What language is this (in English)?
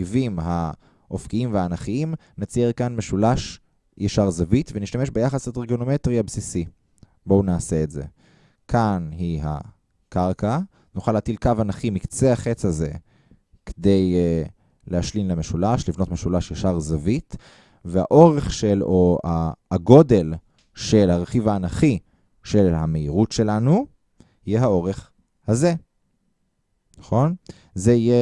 Hebrew